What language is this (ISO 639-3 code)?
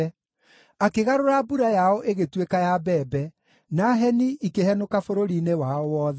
kik